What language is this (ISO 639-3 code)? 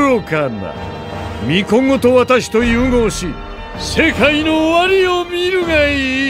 jpn